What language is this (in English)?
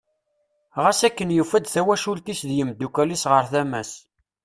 Kabyle